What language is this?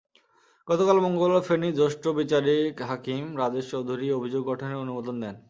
Bangla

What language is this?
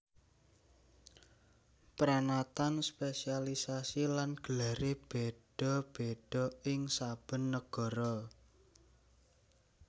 Javanese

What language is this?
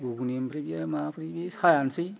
Bodo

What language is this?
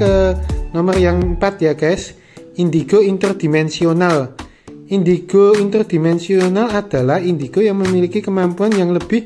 Indonesian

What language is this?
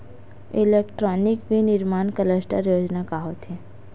Chhattisgarhi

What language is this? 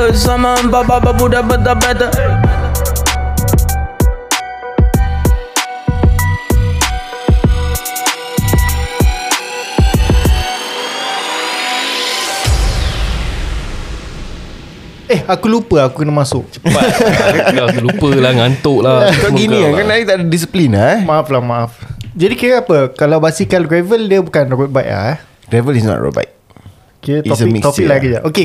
Malay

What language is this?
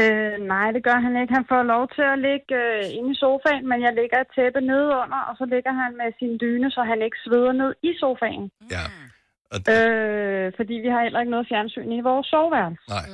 Danish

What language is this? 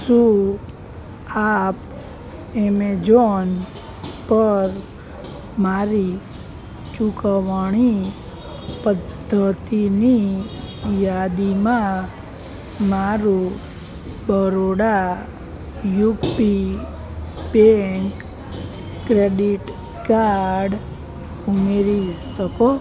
Gujarati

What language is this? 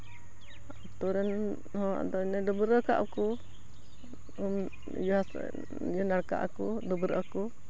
Santali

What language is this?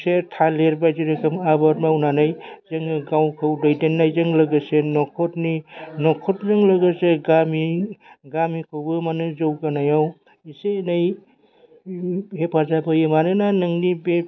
Bodo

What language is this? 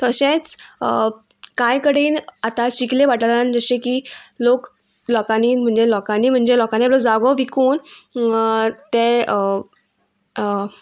Konkani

